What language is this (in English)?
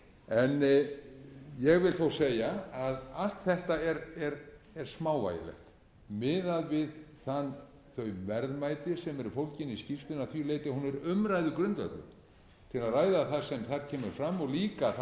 Icelandic